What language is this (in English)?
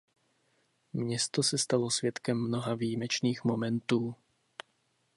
Czech